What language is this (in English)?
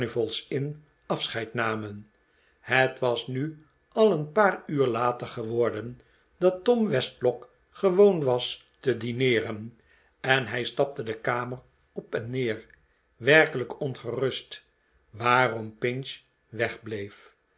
Dutch